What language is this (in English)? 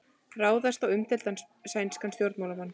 Icelandic